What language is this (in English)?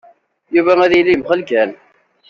Kabyle